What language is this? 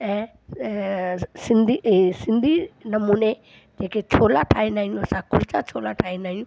Sindhi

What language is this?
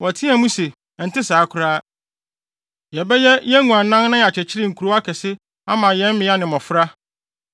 Akan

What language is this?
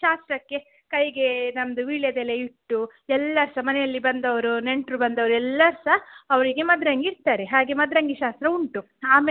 Kannada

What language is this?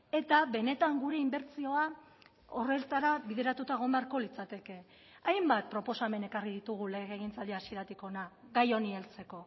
Basque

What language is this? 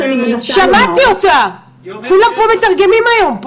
Hebrew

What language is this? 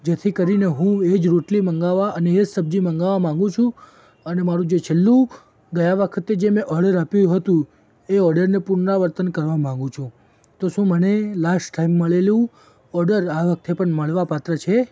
Gujarati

